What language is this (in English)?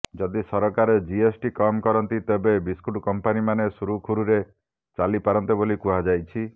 Odia